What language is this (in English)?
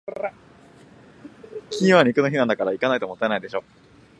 Japanese